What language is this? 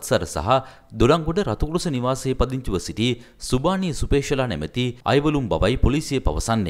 Thai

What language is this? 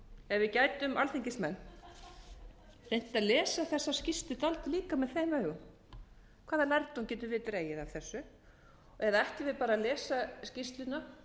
Icelandic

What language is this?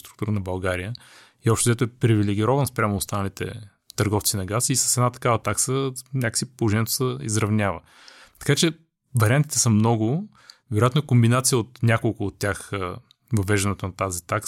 Bulgarian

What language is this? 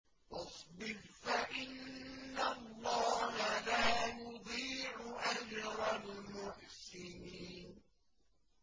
Arabic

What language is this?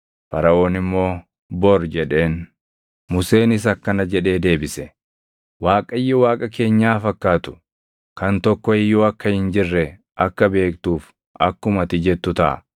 Oromo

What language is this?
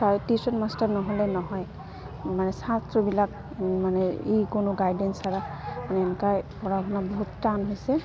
Assamese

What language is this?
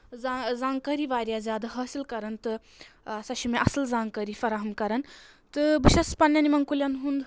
Kashmiri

